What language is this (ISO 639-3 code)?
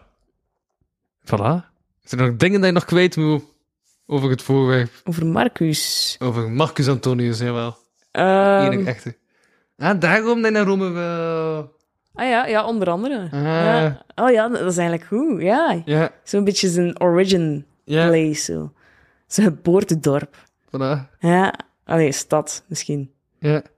nld